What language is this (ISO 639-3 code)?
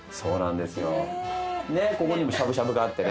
jpn